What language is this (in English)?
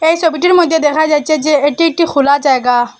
Bangla